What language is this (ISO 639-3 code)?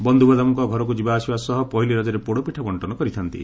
ori